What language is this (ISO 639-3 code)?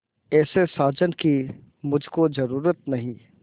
hin